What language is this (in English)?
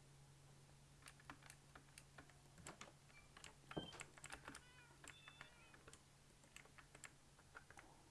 Korean